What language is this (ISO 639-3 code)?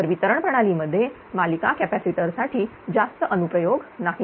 mar